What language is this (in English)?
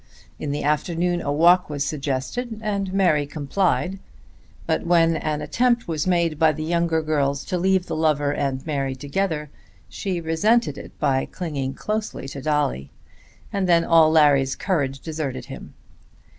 English